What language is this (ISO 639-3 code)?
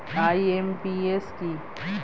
ben